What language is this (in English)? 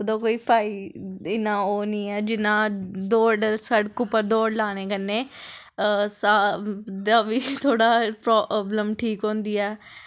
Dogri